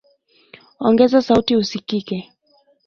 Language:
Swahili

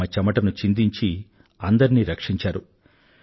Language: Telugu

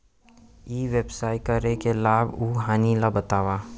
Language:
Chhattisgarhi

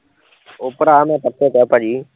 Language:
Punjabi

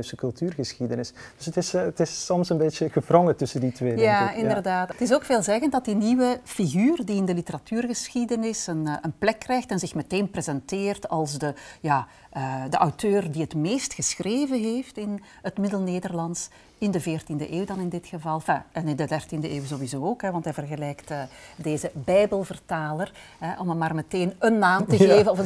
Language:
Dutch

